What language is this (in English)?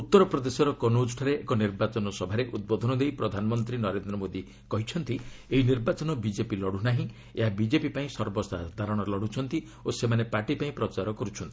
Odia